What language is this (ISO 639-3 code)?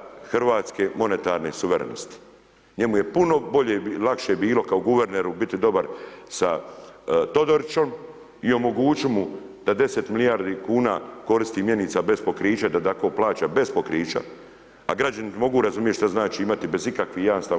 hrv